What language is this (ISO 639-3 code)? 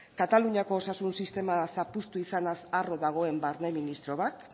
eus